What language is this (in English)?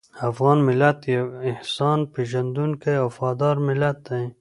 Pashto